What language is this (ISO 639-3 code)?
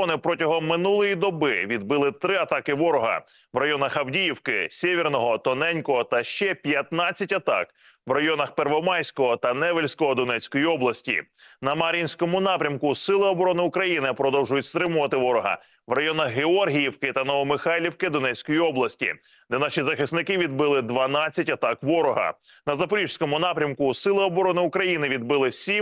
ukr